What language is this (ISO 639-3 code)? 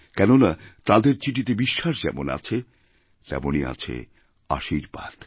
ben